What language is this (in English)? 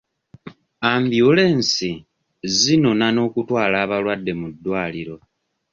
Ganda